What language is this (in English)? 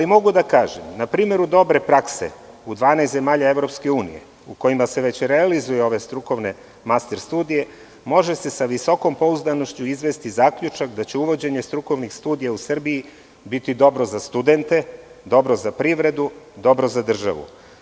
Serbian